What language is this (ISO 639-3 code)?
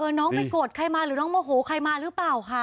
tha